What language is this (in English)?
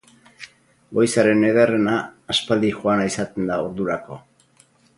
Basque